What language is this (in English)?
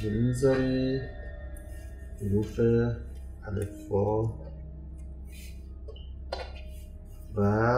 Persian